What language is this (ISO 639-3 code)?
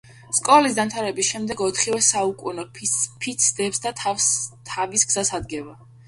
kat